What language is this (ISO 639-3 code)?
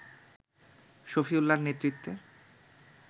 ben